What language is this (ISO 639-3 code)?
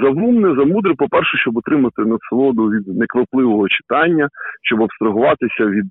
ukr